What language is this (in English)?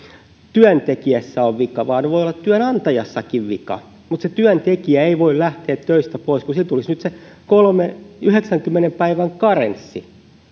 Finnish